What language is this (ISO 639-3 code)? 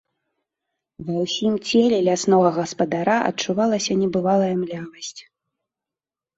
bel